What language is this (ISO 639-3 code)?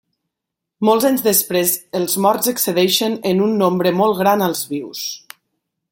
cat